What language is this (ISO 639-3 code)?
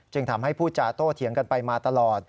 tha